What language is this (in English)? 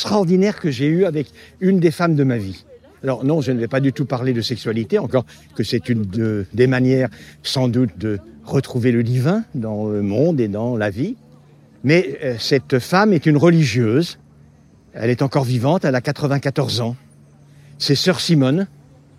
French